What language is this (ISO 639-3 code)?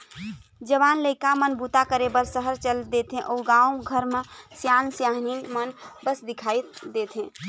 hne